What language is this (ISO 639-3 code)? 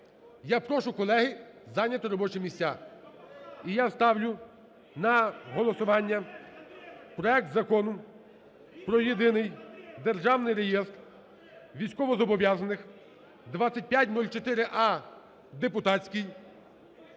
ukr